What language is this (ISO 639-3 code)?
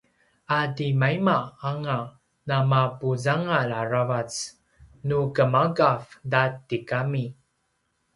pwn